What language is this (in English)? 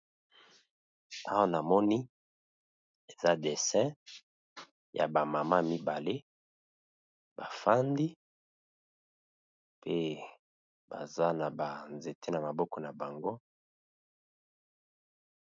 Lingala